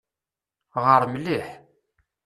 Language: Kabyle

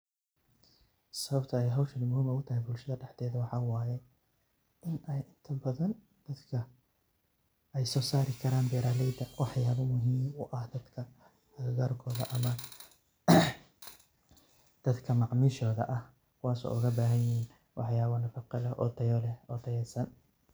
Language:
Somali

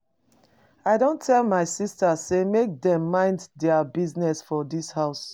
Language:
Nigerian Pidgin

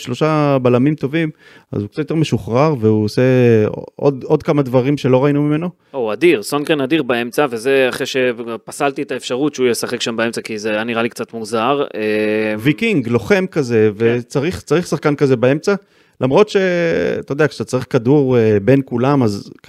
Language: Hebrew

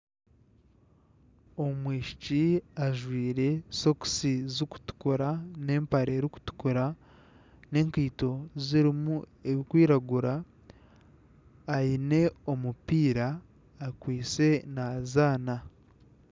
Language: Nyankole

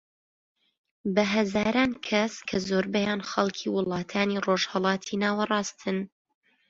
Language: Central Kurdish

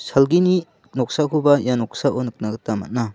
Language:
Garo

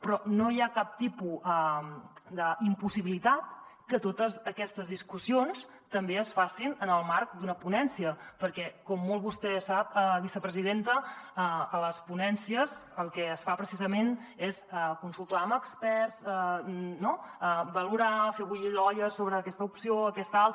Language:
Catalan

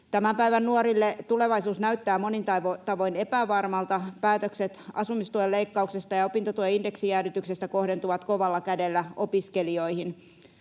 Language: Finnish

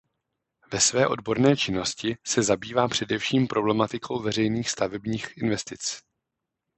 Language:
Czech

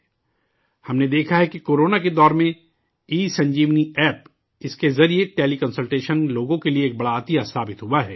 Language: Urdu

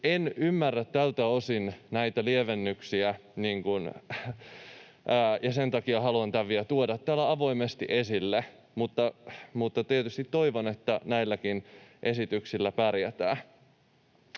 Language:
Finnish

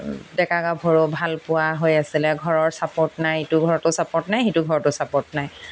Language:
Assamese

